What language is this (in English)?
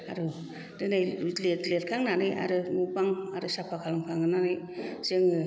Bodo